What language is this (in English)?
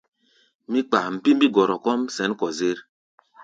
Gbaya